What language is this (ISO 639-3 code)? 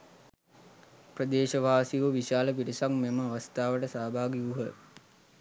sin